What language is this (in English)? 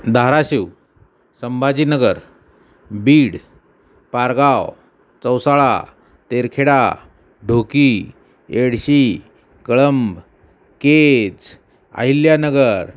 Marathi